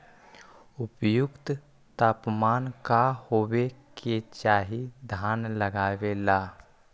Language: Magahi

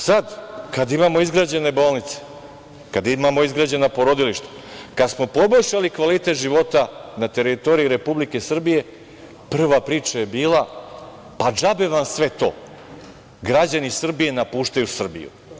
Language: Serbian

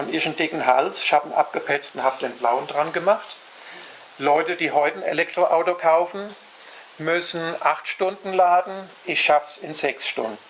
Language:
German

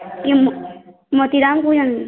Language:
Odia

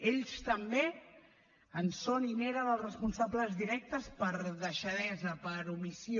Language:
Catalan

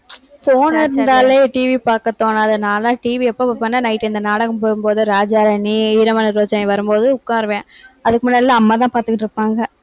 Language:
Tamil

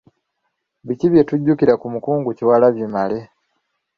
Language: Ganda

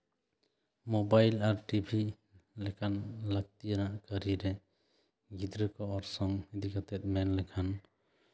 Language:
Santali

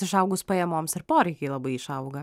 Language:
Lithuanian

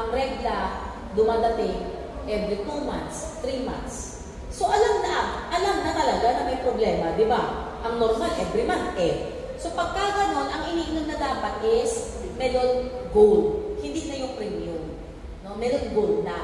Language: Filipino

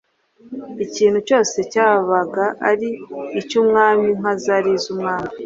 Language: Kinyarwanda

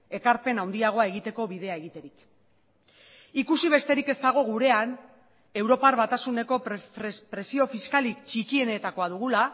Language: Basque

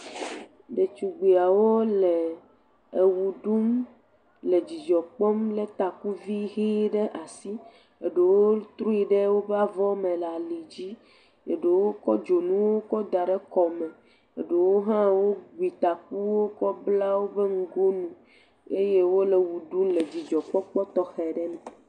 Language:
Ewe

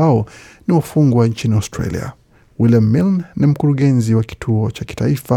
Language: Swahili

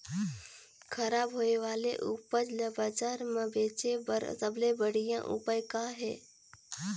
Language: Chhattisgarhi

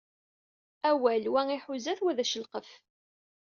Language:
Kabyle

